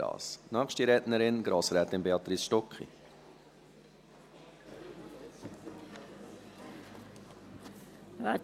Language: Swiss German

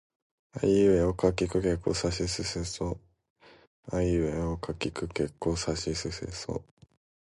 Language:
Japanese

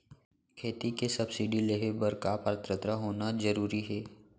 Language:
Chhattisgarhi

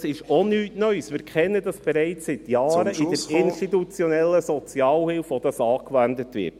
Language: Swiss German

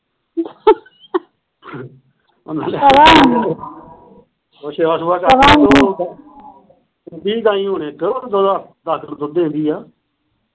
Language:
Punjabi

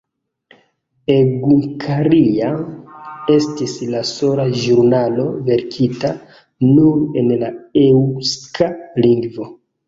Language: Esperanto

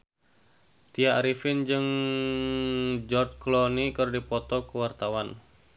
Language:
Sundanese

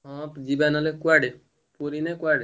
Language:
Odia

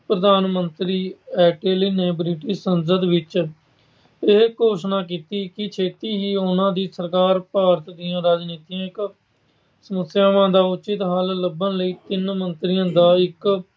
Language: Punjabi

